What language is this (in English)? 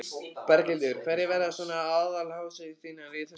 Icelandic